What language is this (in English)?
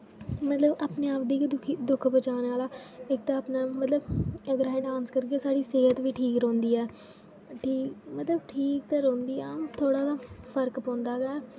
Dogri